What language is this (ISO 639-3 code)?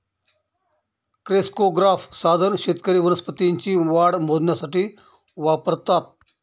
mar